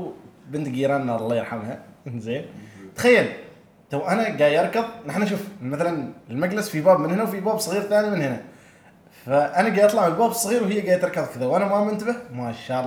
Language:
Arabic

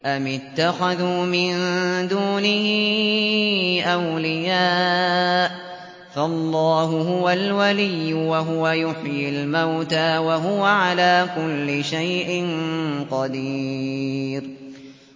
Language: Arabic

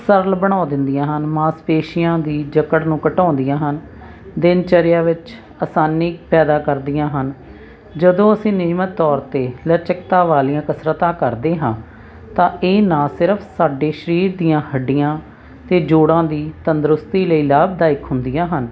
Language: Punjabi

